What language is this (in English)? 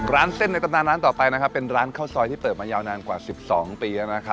Thai